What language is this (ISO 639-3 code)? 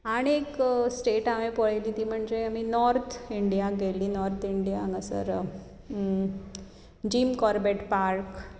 kok